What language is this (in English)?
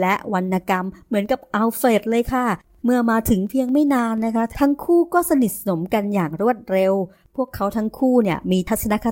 Thai